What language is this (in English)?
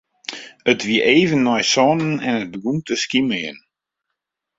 Western Frisian